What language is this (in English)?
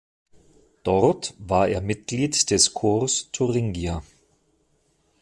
German